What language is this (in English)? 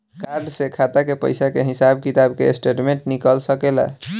Bhojpuri